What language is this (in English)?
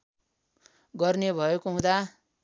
Nepali